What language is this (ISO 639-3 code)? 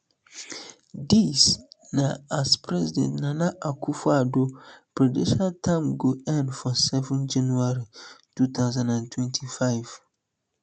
pcm